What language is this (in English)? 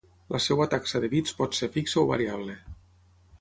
Catalan